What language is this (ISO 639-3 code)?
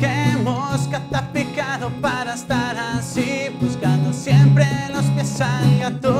hun